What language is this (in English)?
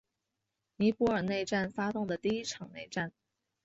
Chinese